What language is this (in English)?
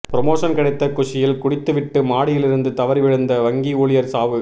Tamil